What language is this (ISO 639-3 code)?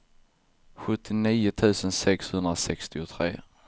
swe